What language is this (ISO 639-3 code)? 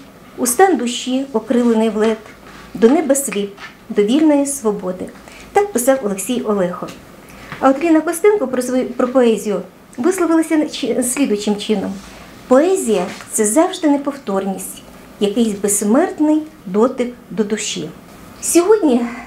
ukr